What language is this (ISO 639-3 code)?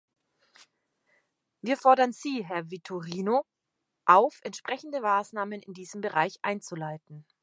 deu